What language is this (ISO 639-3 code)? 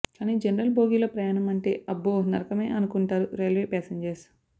tel